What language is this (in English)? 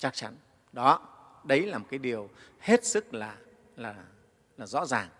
Vietnamese